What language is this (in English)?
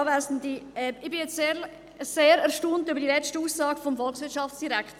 Swiss German